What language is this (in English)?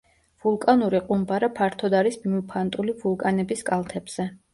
Georgian